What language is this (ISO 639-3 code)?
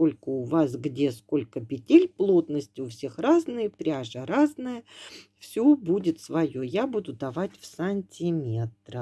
rus